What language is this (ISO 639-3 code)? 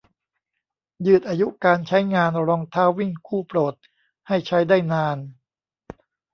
tha